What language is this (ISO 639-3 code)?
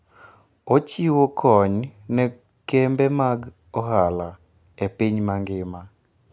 luo